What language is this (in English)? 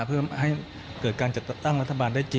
Thai